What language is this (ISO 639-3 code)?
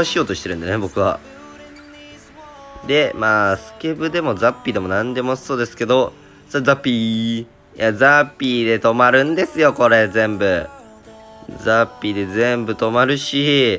jpn